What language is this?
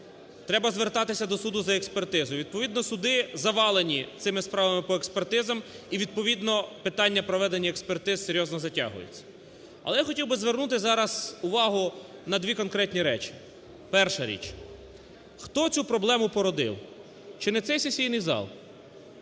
Ukrainian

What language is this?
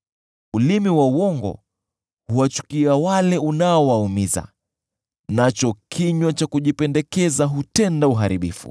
Swahili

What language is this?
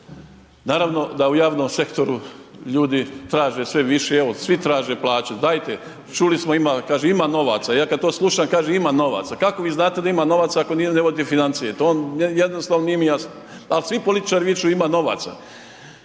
Croatian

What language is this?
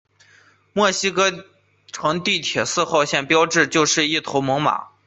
Chinese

